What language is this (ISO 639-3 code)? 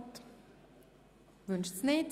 gsw